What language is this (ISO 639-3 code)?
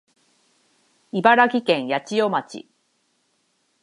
jpn